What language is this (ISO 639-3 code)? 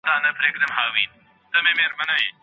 pus